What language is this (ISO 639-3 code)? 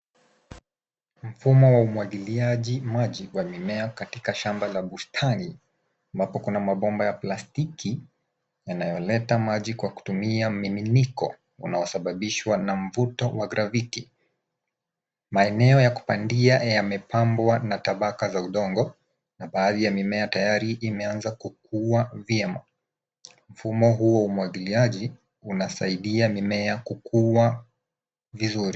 swa